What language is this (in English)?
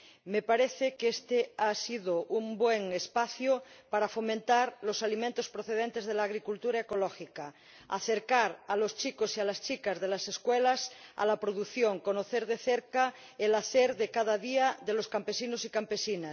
Spanish